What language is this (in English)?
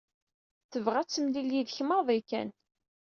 Kabyle